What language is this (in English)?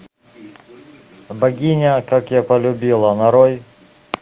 Russian